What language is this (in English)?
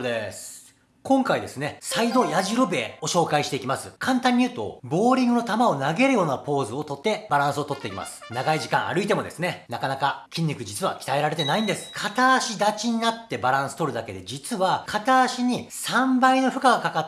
Japanese